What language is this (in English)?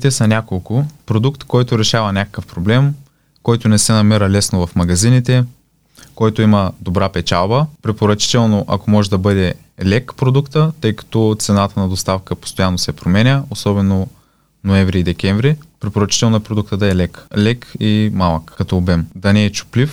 Bulgarian